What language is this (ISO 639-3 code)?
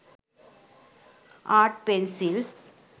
sin